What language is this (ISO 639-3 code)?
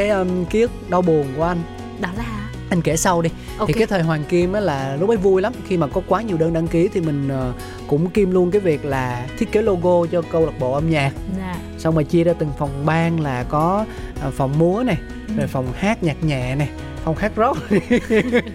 vie